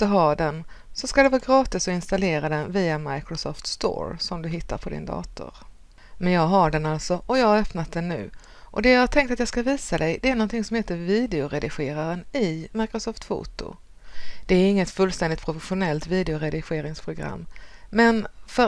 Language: Swedish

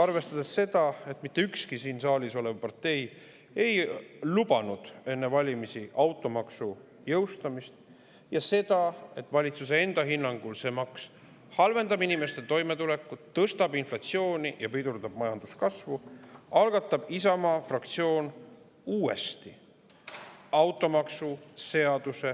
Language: Estonian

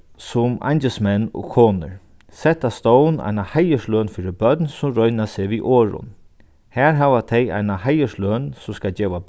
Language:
Faroese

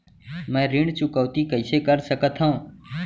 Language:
Chhattisgarhi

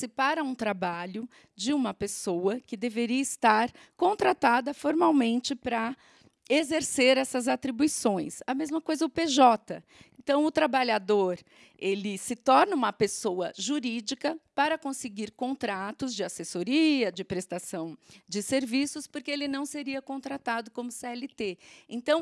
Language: Portuguese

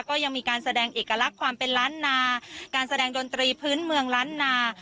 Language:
Thai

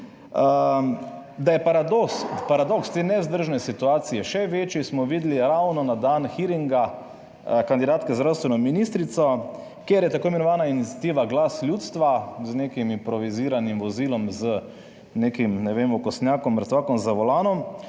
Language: Slovenian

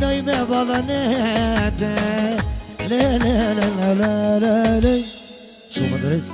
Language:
Arabic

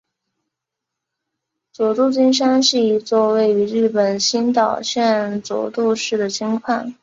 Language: Chinese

